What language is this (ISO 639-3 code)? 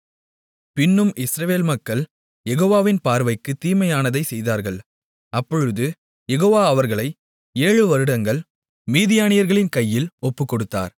tam